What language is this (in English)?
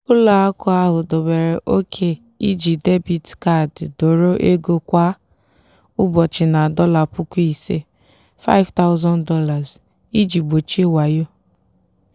Igbo